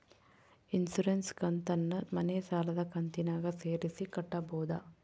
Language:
Kannada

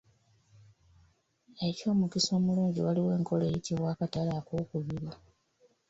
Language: Ganda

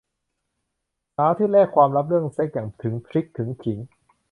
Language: Thai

